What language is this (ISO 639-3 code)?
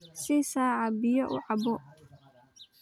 som